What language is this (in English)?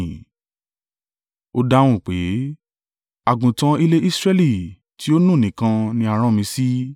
Yoruba